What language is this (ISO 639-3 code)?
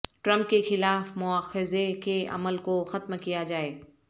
urd